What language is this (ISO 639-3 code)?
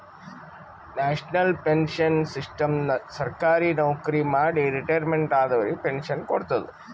kan